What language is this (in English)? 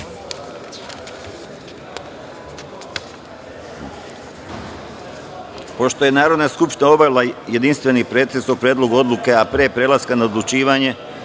Serbian